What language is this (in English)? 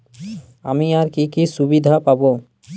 Bangla